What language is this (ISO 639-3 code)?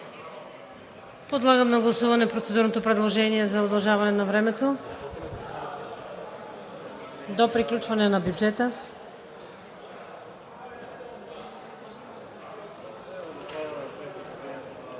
bul